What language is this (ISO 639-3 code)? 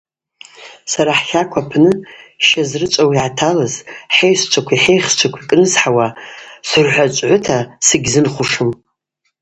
abq